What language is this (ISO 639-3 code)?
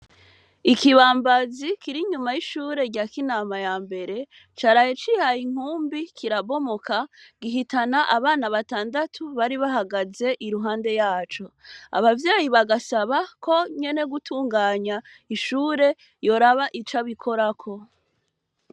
run